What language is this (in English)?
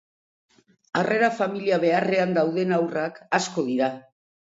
Basque